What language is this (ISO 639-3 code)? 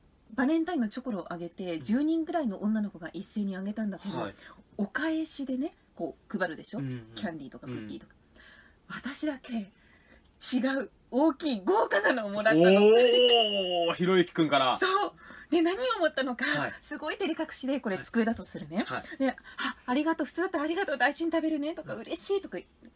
jpn